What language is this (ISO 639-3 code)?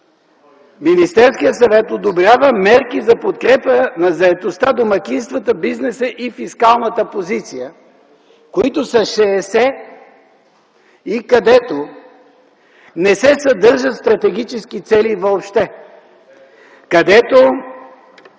bul